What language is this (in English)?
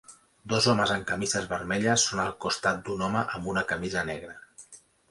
Catalan